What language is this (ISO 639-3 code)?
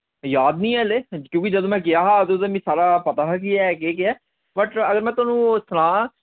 doi